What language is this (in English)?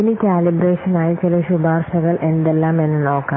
Malayalam